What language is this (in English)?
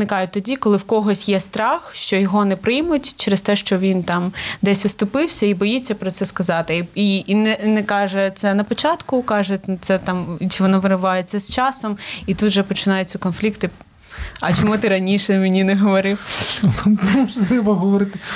Ukrainian